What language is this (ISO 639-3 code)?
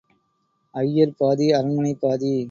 tam